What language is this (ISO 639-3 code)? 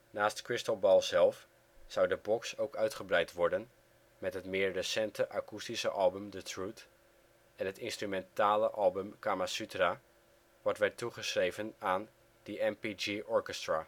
nld